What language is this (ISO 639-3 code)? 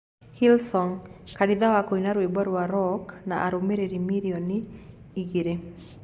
kik